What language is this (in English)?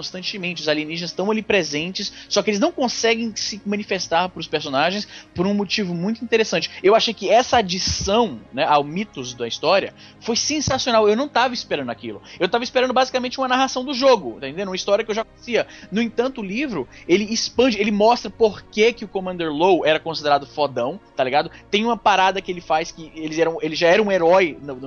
Portuguese